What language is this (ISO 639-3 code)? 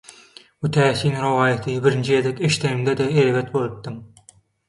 tuk